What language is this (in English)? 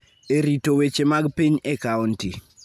Luo (Kenya and Tanzania)